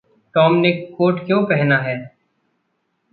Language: Hindi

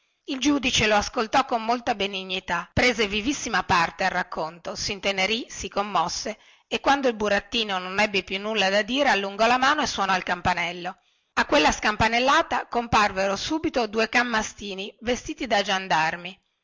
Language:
Italian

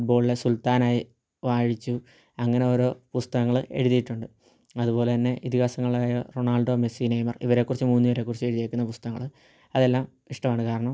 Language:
Malayalam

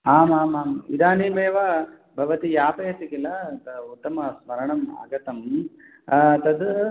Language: Sanskrit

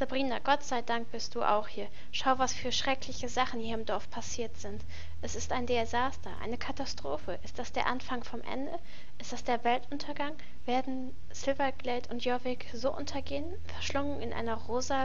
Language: German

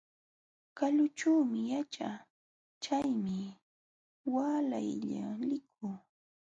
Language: Jauja Wanca Quechua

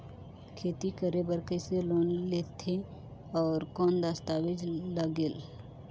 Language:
Chhattisgarhi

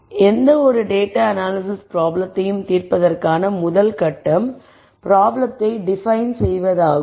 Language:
Tamil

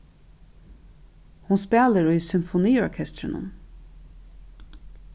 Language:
Faroese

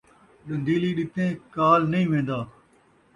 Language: Saraiki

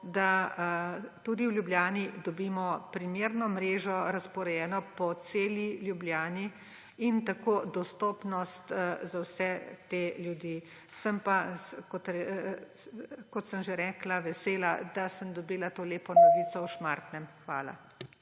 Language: Slovenian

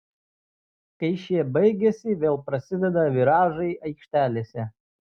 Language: Lithuanian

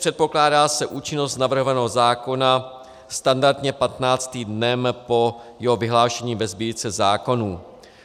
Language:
Czech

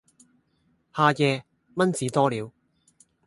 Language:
Cantonese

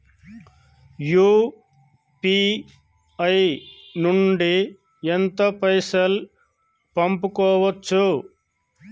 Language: Telugu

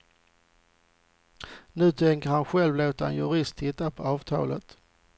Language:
Swedish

